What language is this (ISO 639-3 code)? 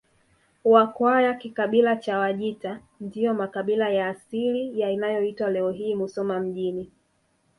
swa